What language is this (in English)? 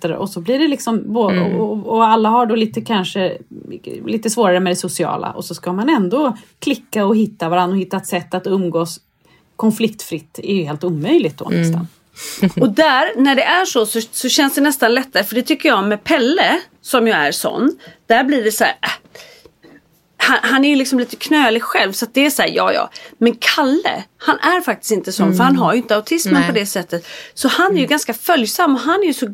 Swedish